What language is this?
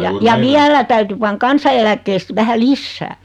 Finnish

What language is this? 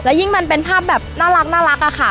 Thai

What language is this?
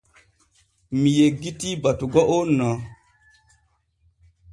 Borgu Fulfulde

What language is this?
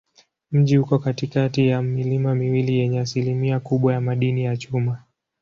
Swahili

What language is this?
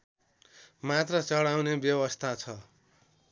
Nepali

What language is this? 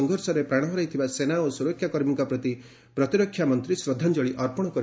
Odia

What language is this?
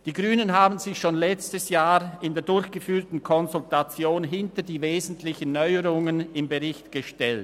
Swiss German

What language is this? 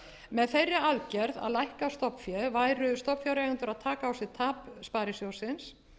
Icelandic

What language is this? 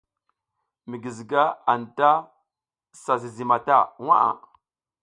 South Giziga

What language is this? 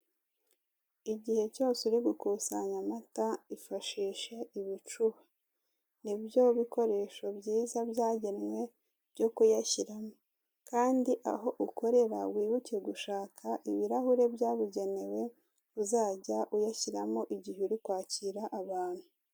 Kinyarwanda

